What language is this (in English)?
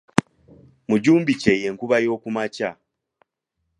Ganda